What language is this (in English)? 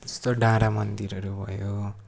Nepali